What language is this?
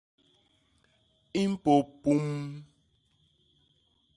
Basaa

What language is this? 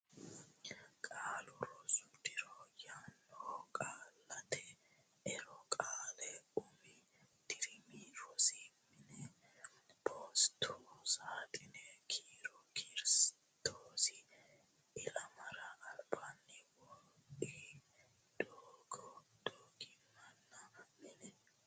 Sidamo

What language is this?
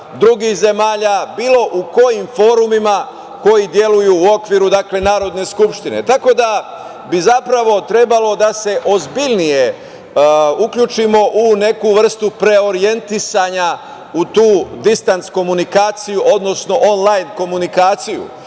Serbian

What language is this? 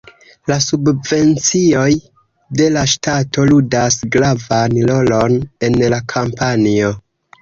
Esperanto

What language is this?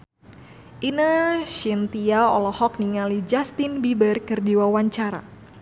Sundanese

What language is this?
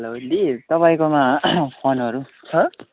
Nepali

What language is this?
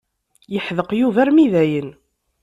Kabyle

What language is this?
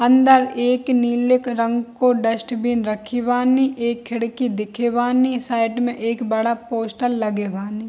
Hindi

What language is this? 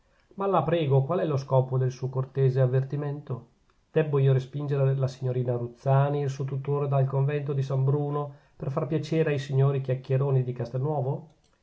Italian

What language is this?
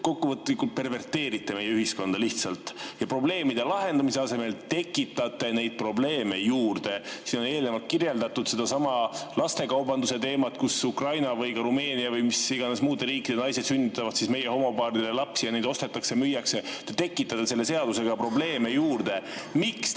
Estonian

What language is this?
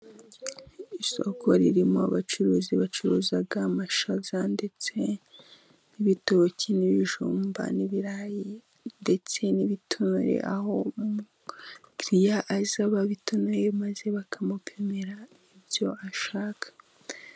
Kinyarwanda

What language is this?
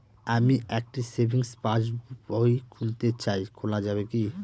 Bangla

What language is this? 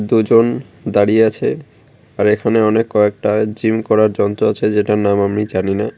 Bangla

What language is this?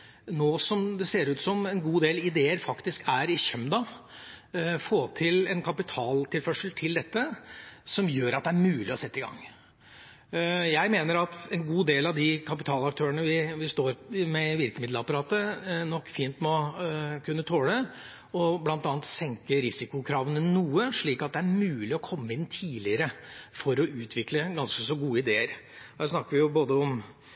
Norwegian Bokmål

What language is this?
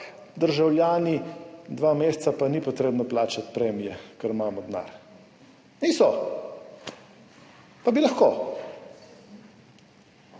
Slovenian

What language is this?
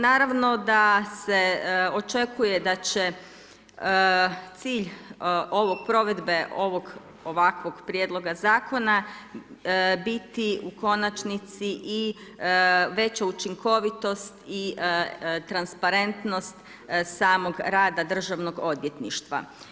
Croatian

